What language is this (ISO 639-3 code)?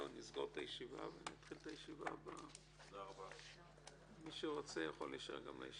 heb